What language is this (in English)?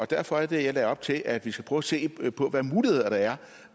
Danish